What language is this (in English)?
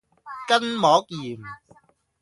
Cantonese